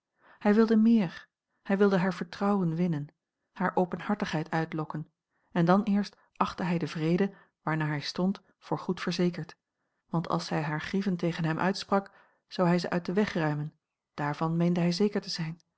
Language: Dutch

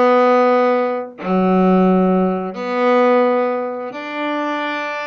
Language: French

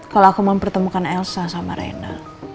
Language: Indonesian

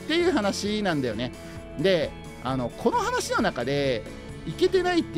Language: Japanese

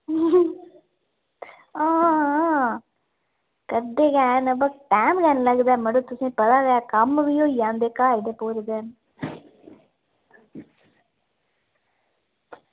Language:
Dogri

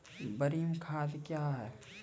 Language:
Maithili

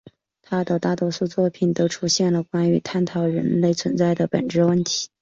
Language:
Chinese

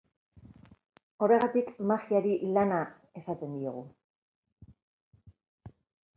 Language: Basque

